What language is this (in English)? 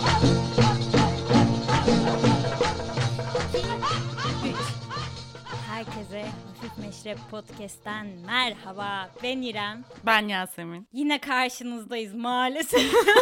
Turkish